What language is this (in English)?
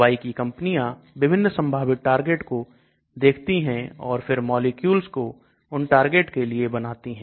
Hindi